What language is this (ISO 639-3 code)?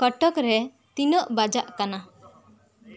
sat